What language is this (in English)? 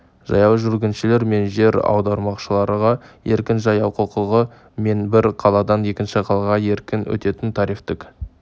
Kazakh